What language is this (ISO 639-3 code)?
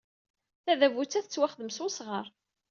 kab